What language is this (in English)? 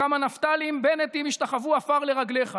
Hebrew